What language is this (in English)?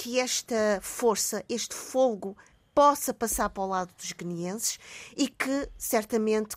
Portuguese